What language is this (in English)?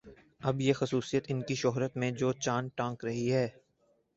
Urdu